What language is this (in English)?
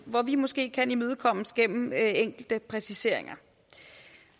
Danish